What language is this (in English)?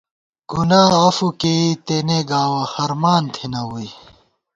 Gawar-Bati